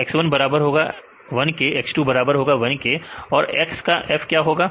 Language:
Hindi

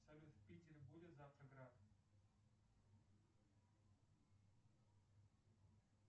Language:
Russian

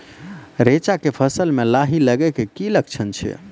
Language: Maithili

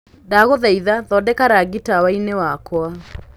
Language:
Kikuyu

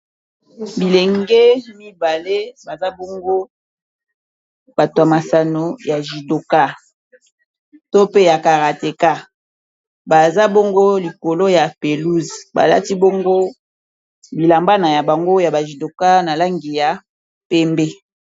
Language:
Lingala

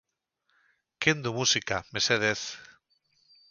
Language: Basque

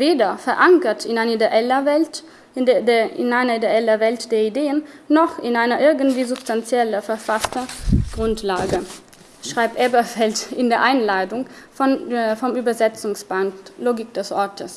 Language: German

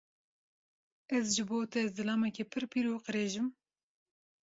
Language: Kurdish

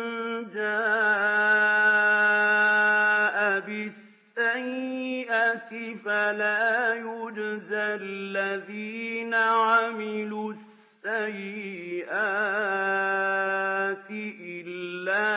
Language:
Arabic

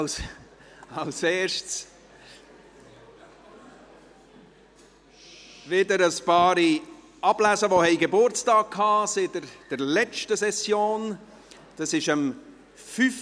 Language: Swiss German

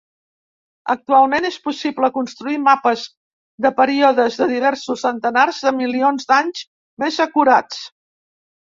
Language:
Catalan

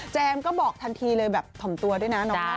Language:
Thai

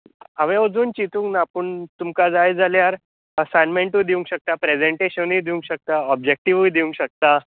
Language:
Konkani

